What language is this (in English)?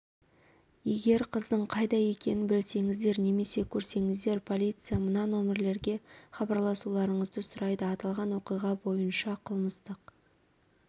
Kazakh